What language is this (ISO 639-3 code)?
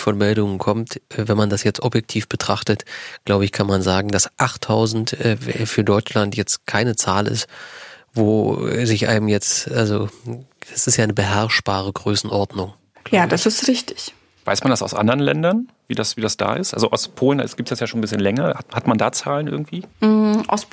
deu